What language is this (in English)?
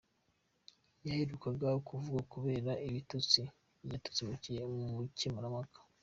Kinyarwanda